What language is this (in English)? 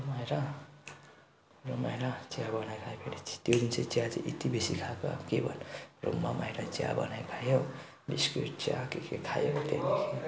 Nepali